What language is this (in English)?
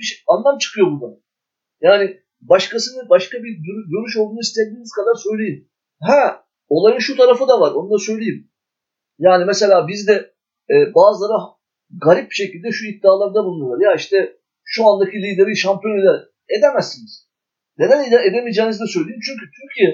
Turkish